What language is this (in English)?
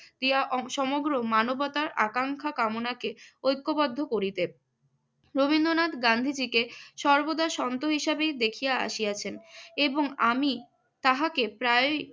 Bangla